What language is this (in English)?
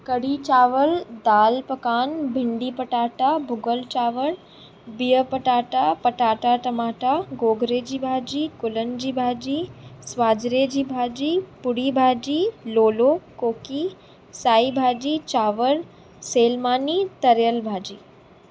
Sindhi